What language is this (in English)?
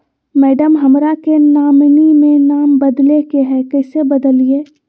Magahi